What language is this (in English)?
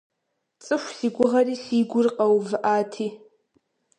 Kabardian